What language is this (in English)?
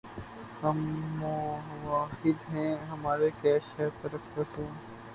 Urdu